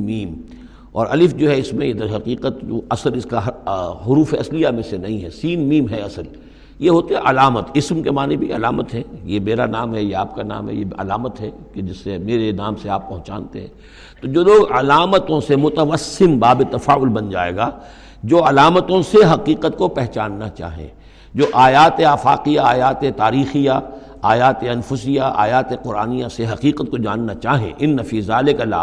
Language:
Urdu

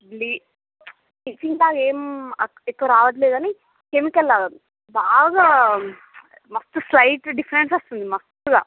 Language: Telugu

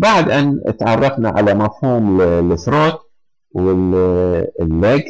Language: Arabic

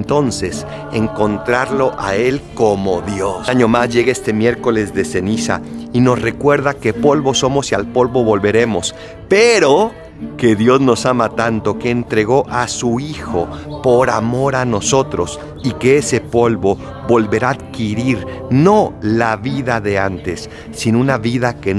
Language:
Spanish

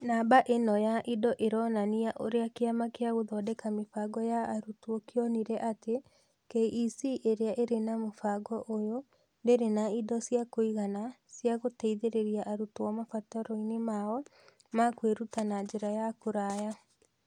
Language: Kikuyu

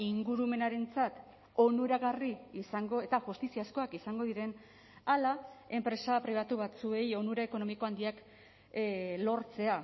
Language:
Basque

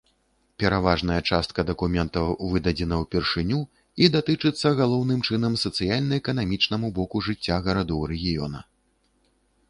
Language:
Belarusian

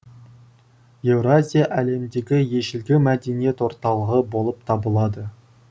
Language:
Kazakh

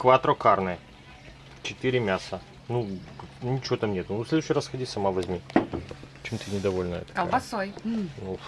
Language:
Russian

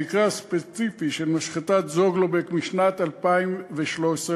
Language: Hebrew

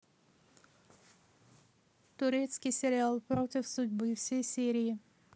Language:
Russian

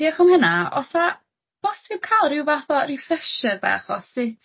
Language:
Welsh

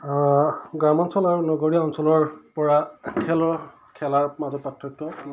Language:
Assamese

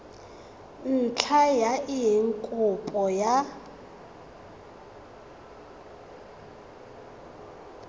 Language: Tswana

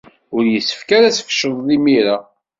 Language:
Kabyle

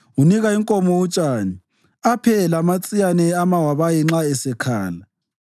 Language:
North Ndebele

